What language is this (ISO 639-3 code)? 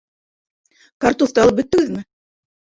bak